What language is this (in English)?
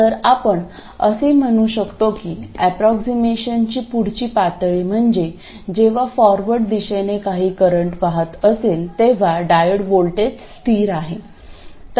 Marathi